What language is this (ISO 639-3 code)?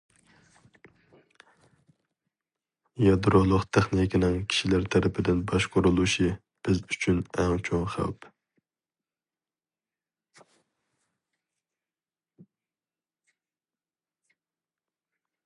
uig